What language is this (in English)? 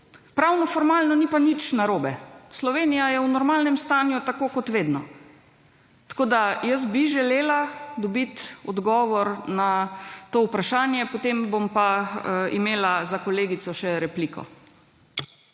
Slovenian